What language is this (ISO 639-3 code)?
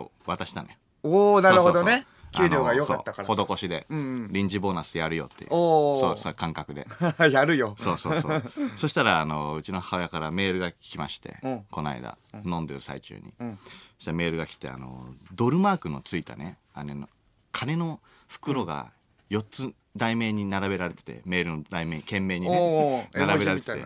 jpn